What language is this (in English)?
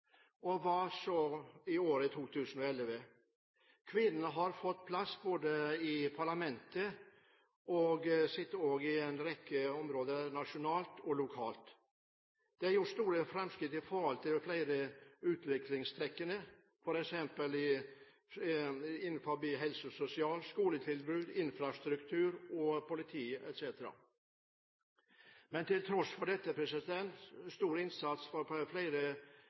Norwegian Bokmål